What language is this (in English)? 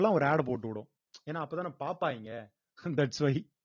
Tamil